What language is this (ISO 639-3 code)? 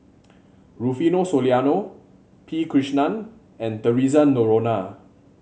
eng